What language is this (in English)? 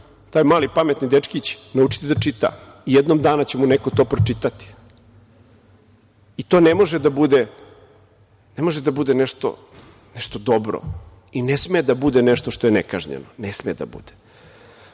Serbian